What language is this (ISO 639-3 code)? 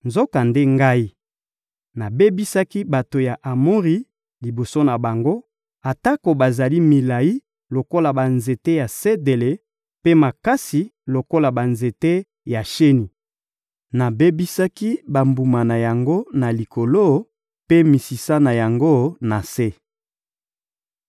lin